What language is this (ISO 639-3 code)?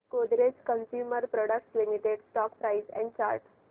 mar